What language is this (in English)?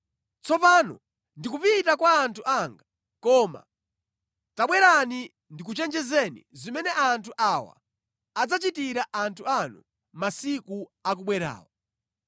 Nyanja